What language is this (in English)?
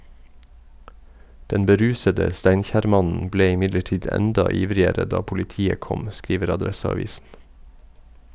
Norwegian